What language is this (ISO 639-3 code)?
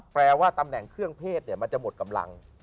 tha